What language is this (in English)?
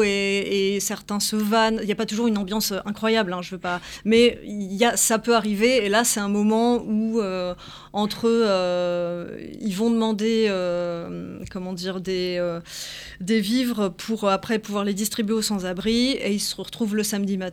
French